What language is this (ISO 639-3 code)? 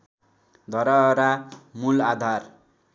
nep